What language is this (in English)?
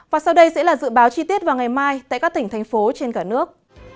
Vietnamese